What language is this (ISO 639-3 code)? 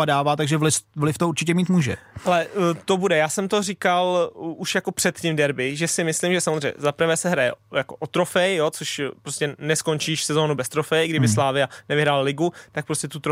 ces